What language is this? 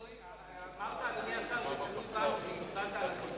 Hebrew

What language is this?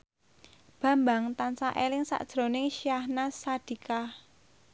Javanese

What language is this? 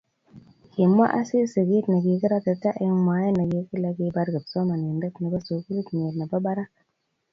Kalenjin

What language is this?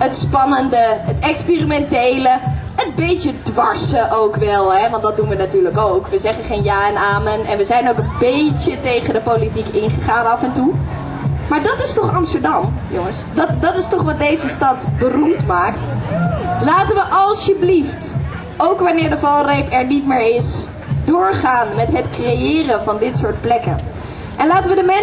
Dutch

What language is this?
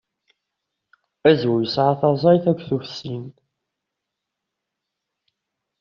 Kabyle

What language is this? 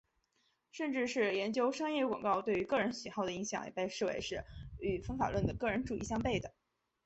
Chinese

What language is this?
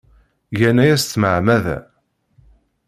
Kabyle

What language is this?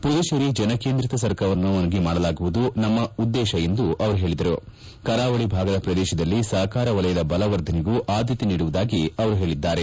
Kannada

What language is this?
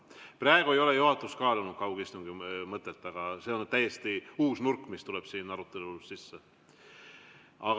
Estonian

